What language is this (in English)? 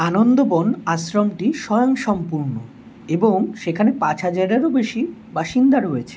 Bangla